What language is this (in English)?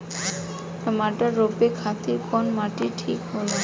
Bhojpuri